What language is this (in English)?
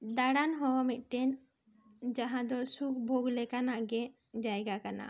Santali